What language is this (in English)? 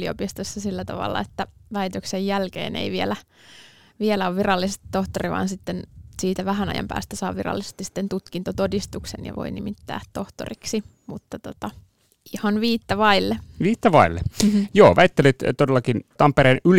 Finnish